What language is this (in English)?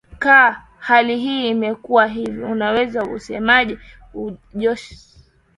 Swahili